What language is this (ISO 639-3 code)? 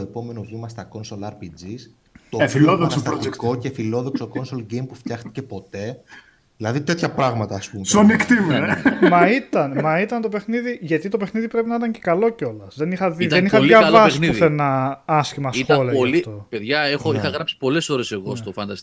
ell